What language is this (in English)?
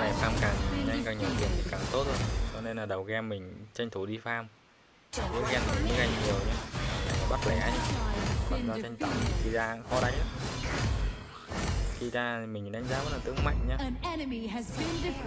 Vietnamese